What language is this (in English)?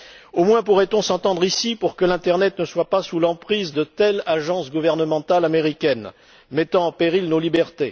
French